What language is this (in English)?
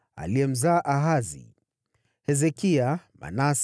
Swahili